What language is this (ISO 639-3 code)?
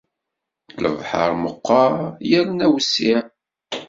kab